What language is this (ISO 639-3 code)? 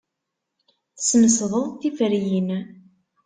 kab